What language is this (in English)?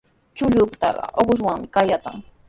Sihuas Ancash Quechua